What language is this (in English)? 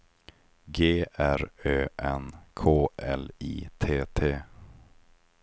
Swedish